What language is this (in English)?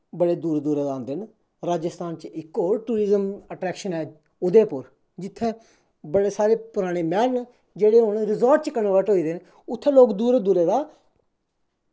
Dogri